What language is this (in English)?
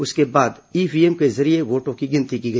Hindi